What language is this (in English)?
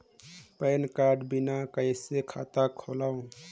Chhattisgarhi